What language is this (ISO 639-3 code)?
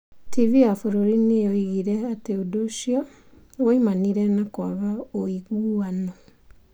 kik